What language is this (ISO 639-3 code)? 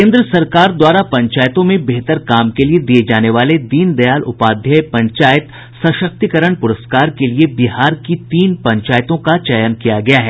hin